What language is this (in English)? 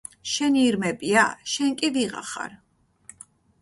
Georgian